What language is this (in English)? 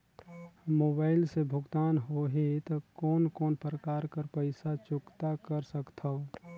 Chhattisgarhi